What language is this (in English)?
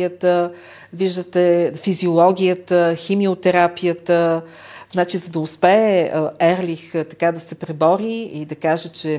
Bulgarian